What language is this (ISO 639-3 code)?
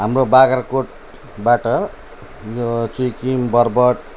nep